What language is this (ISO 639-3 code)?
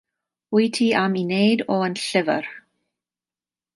cym